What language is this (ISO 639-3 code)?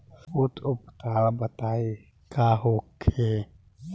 bho